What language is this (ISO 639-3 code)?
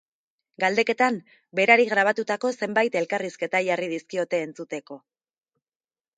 eus